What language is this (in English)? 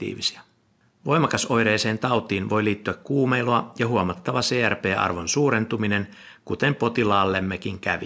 Finnish